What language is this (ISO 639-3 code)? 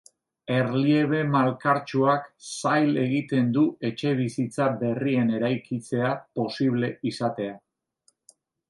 eus